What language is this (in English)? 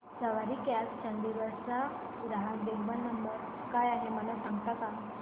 Marathi